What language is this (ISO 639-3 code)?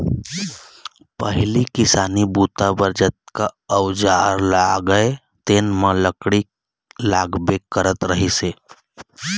hne